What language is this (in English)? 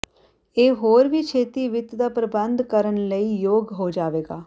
Punjabi